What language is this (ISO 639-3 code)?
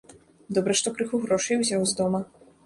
bel